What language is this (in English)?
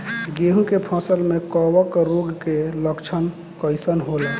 Bhojpuri